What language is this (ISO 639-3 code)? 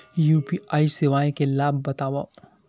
hne